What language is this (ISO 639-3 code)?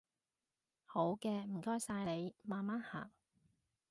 yue